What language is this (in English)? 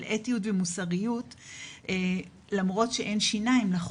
Hebrew